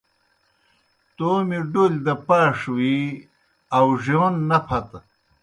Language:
Kohistani Shina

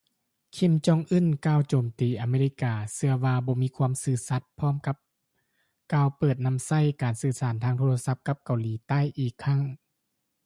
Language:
Lao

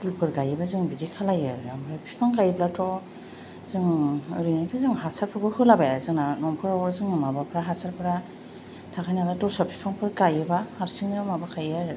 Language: Bodo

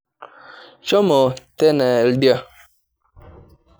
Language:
Masai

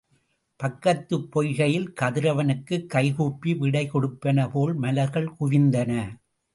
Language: Tamil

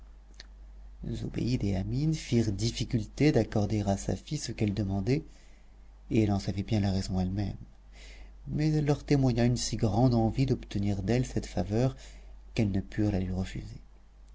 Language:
French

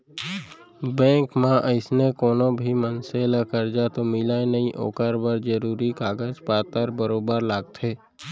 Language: Chhattisgarhi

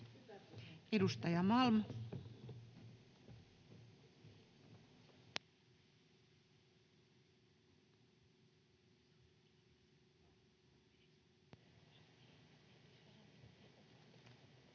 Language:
Finnish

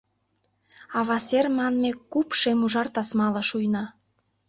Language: Mari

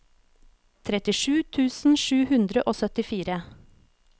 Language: Norwegian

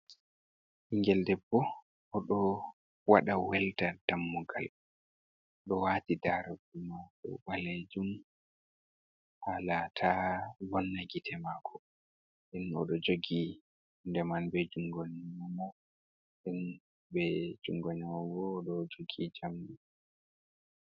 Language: Fula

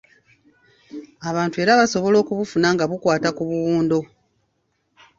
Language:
Ganda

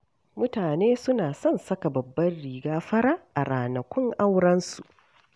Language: Hausa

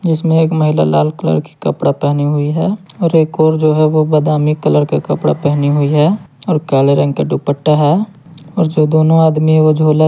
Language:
Hindi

